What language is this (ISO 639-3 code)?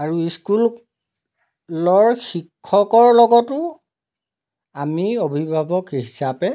asm